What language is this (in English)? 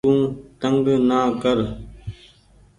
Goaria